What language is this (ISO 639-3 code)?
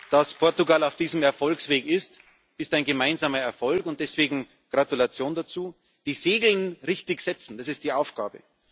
deu